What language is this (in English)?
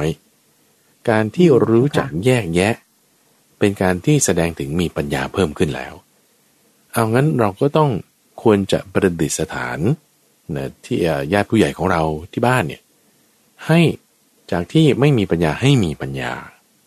Thai